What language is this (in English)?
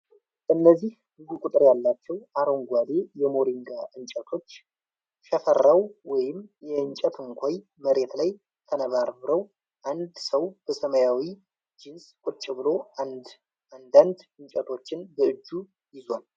Amharic